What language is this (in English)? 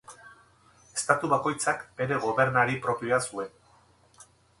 Basque